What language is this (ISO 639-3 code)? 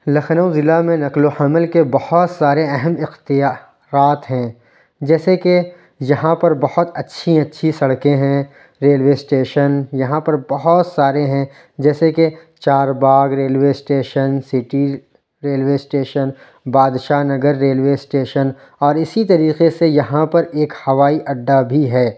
urd